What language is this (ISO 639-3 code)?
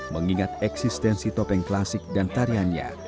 ind